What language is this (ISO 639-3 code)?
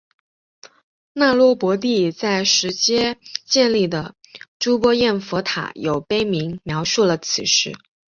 zho